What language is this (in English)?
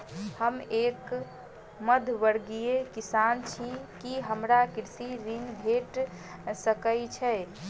Maithili